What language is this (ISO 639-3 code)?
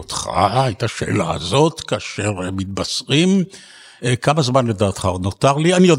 heb